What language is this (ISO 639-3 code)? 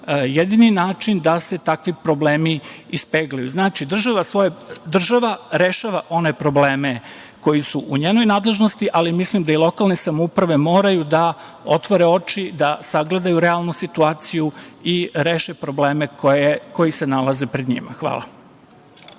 srp